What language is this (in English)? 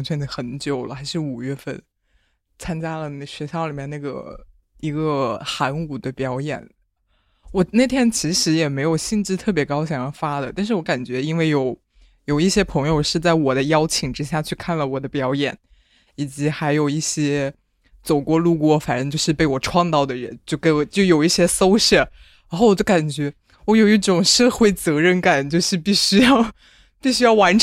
Chinese